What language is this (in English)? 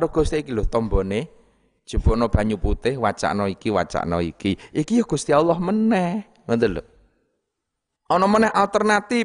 Indonesian